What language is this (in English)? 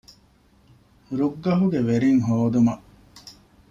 Divehi